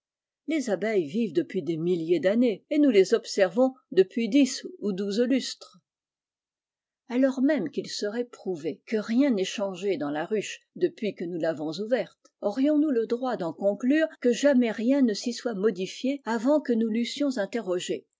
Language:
French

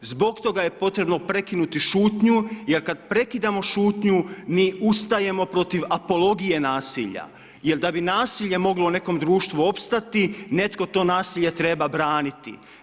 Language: Croatian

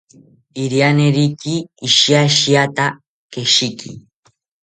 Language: South Ucayali Ashéninka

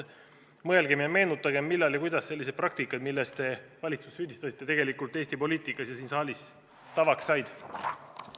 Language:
Estonian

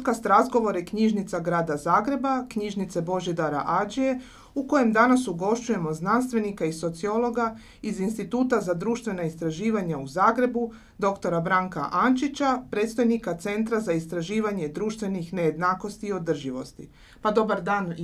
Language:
Croatian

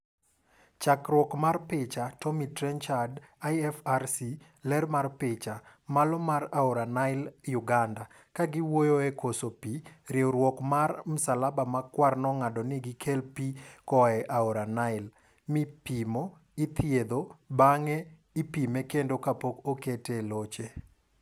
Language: Luo (Kenya and Tanzania)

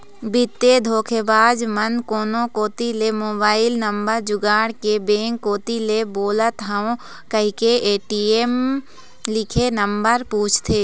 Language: Chhattisgarhi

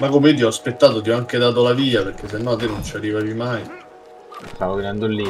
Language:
Italian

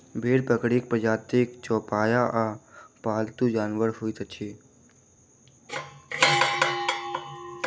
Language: Maithili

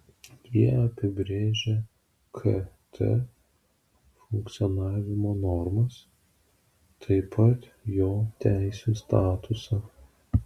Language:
Lithuanian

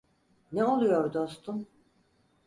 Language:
Turkish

